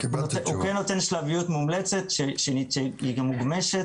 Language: Hebrew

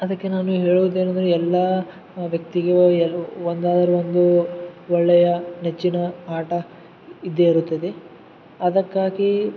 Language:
Kannada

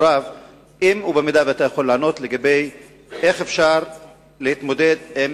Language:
Hebrew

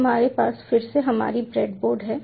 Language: Hindi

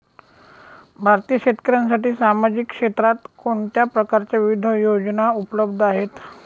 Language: Marathi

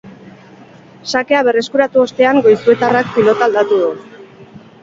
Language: Basque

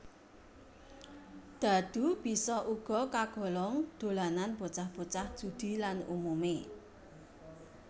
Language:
Javanese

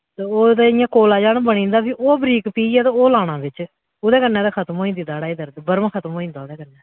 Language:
Dogri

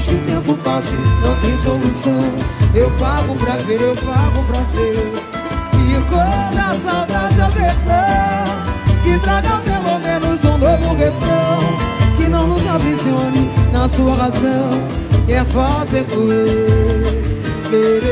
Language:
Romanian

